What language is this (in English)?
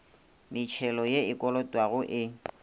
Northern Sotho